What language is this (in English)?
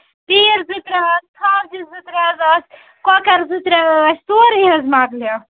Kashmiri